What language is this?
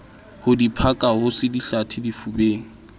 Southern Sotho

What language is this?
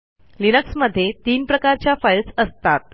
Marathi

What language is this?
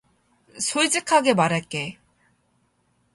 Korean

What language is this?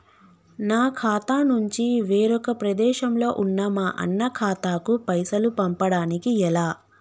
Telugu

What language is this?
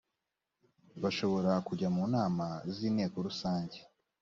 Kinyarwanda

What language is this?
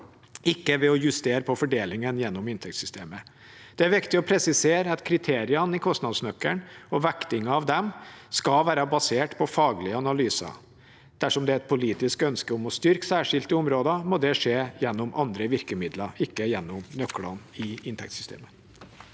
Norwegian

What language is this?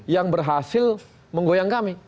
Indonesian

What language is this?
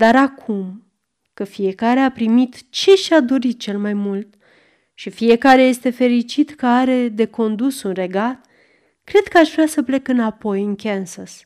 Romanian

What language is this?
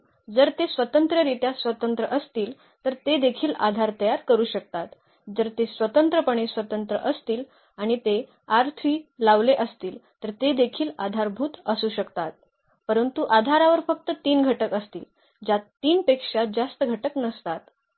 Marathi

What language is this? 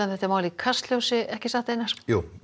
Icelandic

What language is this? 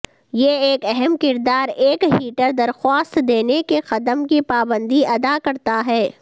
Urdu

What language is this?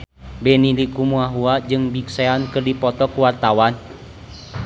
Sundanese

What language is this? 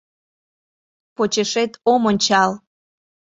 Mari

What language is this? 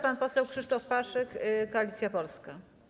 Polish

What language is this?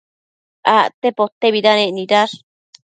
Matsés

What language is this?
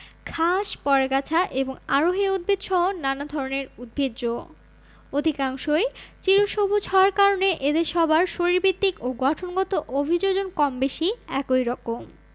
Bangla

